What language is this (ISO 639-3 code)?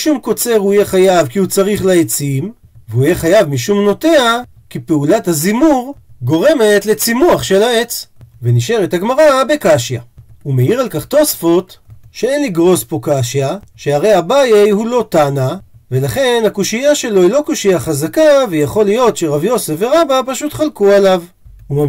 heb